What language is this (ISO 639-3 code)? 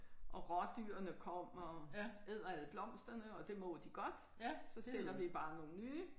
dan